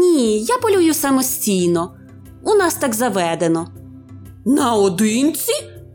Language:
Ukrainian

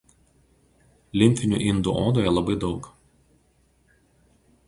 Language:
Lithuanian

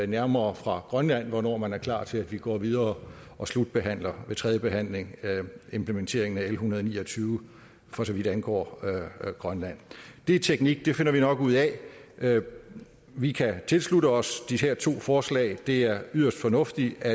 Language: Danish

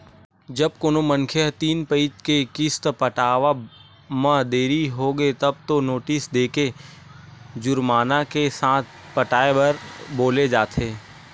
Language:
Chhattisgarhi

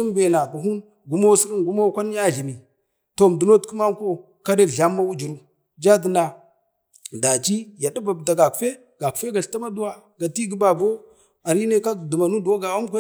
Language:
Bade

